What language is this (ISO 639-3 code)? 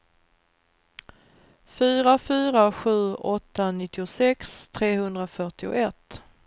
swe